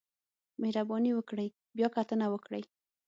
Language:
Pashto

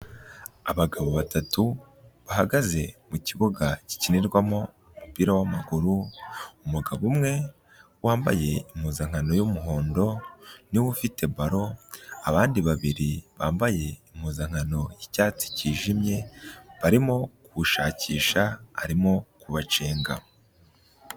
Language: Kinyarwanda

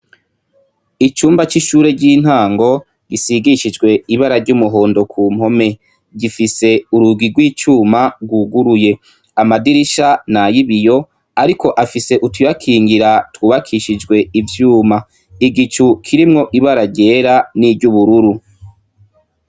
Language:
Rundi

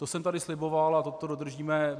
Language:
Czech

